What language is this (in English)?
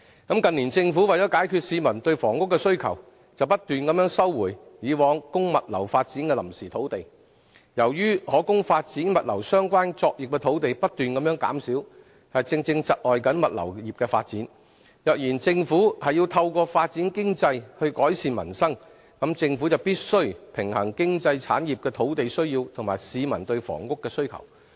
Cantonese